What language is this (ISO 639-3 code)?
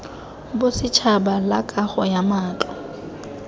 tsn